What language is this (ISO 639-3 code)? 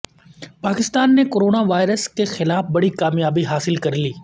urd